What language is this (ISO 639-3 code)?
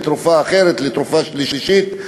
heb